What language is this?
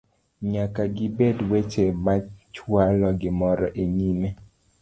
Luo (Kenya and Tanzania)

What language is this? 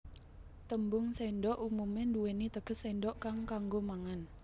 Javanese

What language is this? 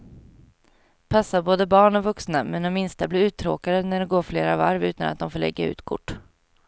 Swedish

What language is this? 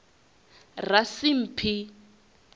Venda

